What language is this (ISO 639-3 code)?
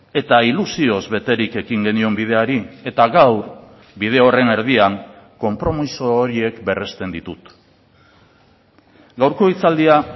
eus